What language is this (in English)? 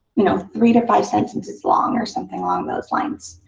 English